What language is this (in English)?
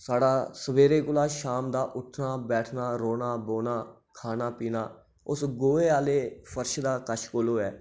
Dogri